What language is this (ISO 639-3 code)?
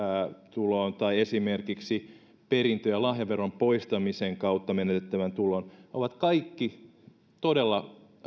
fin